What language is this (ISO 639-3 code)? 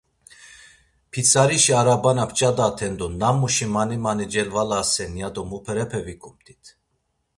lzz